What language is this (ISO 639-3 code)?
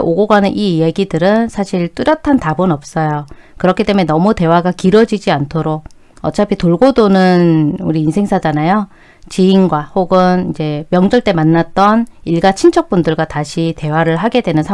kor